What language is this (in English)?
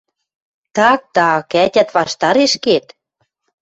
Western Mari